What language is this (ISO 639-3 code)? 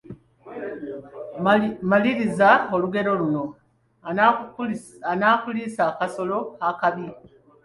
lug